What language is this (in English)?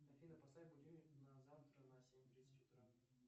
Russian